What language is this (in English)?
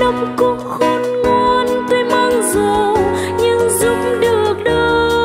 Vietnamese